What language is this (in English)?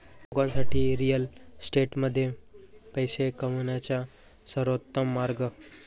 Marathi